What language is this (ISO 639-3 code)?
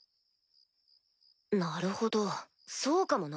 jpn